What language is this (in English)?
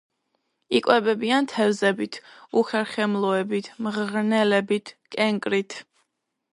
Georgian